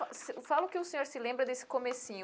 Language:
Portuguese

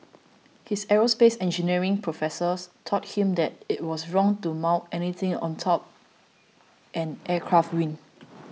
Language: English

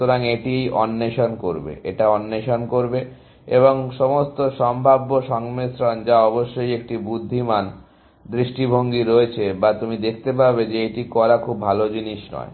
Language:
Bangla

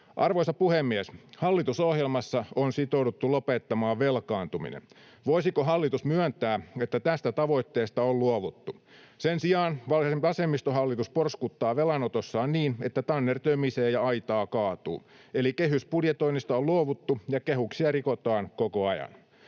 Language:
Finnish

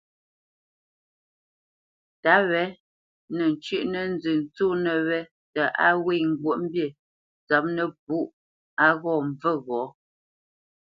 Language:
Bamenyam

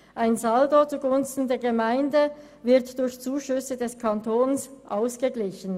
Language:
Swiss German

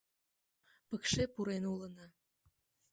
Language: Mari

